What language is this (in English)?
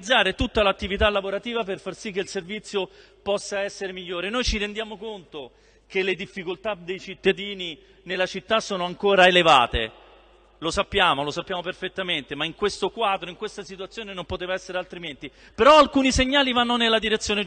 Italian